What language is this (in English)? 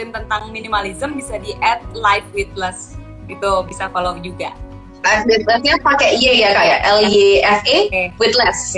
Indonesian